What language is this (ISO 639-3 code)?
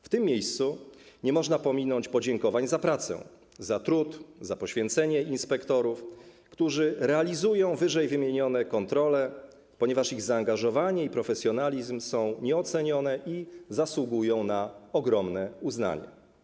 pol